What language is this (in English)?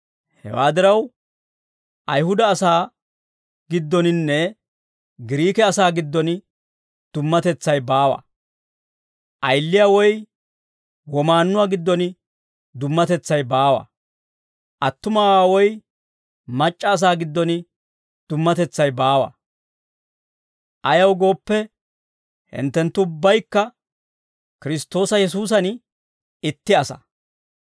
Dawro